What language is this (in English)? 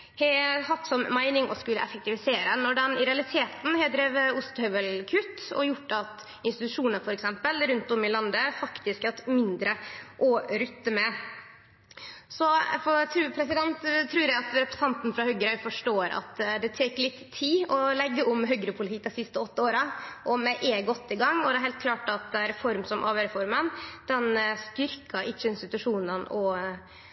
Norwegian Nynorsk